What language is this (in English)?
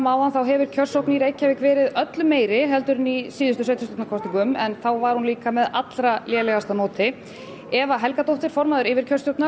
Icelandic